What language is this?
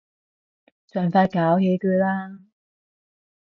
Cantonese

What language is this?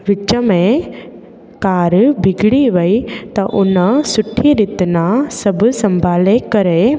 Sindhi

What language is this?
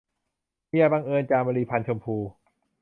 Thai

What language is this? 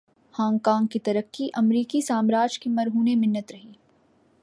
Urdu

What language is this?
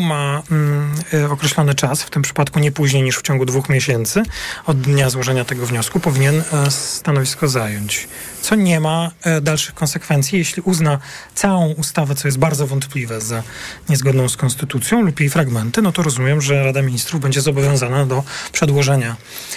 Polish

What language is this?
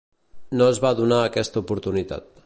Catalan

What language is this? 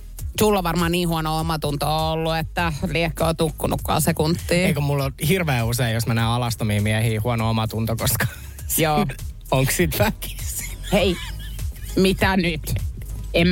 Finnish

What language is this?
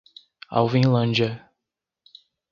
Portuguese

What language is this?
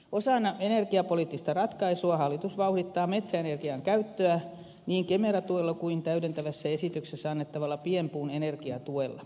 Finnish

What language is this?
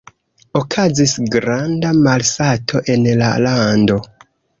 Esperanto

